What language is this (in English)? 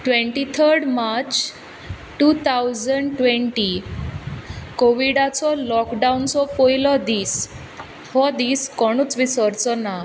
Konkani